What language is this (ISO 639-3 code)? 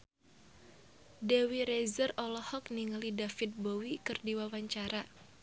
sun